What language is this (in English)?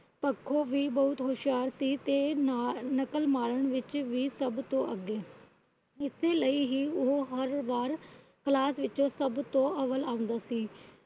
Punjabi